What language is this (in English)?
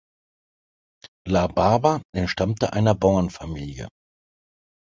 German